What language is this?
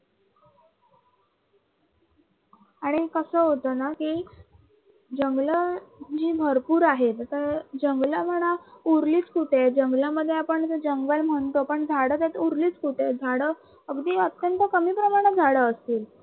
Marathi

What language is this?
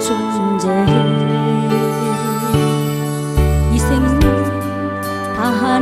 Vietnamese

